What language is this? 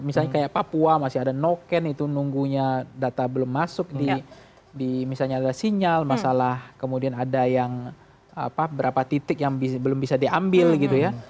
Indonesian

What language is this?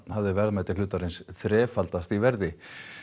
Icelandic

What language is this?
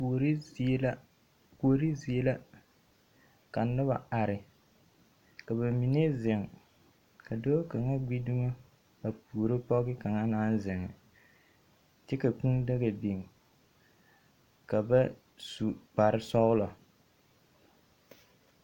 Southern Dagaare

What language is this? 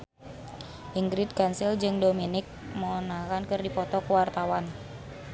Sundanese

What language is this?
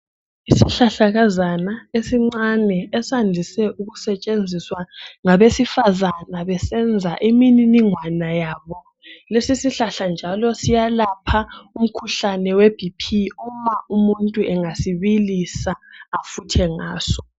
North Ndebele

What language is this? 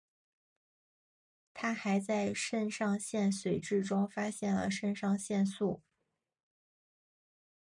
Chinese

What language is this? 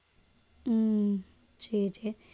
Tamil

